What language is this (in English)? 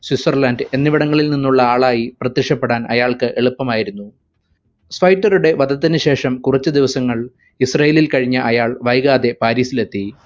Malayalam